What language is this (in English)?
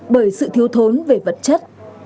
Vietnamese